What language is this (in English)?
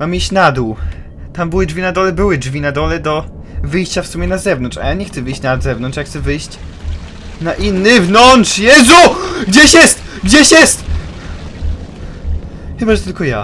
Polish